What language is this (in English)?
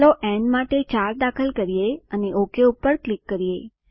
Gujarati